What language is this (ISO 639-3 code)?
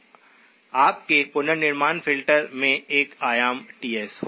hin